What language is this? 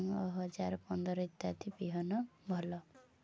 Odia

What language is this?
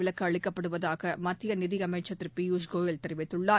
Tamil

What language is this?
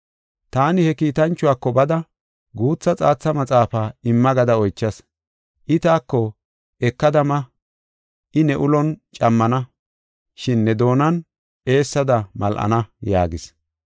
Gofa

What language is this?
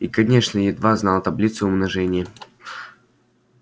Russian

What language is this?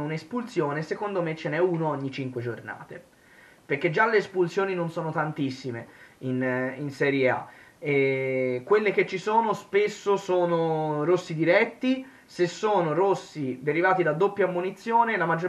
Italian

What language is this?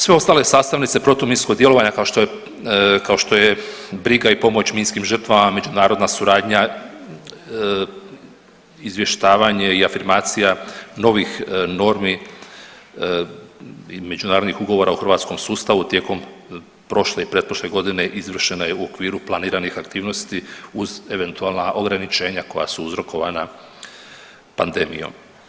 Croatian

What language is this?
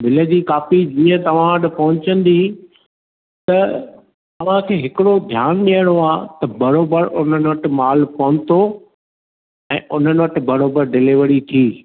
Sindhi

